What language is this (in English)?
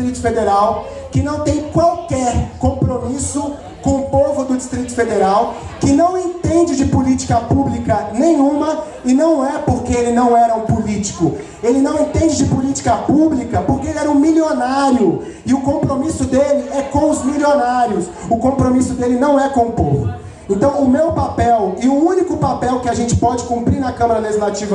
Portuguese